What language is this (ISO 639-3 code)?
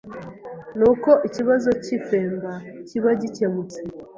kin